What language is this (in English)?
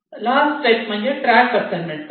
Marathi